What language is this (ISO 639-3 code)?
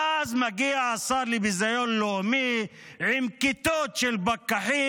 heb